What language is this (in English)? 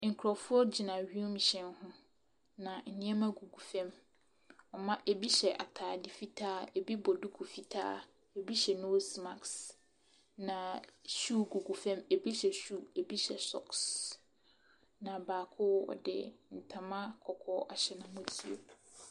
Akan